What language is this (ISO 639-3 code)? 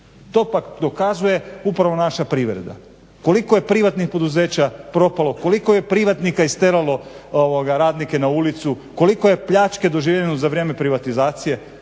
hrv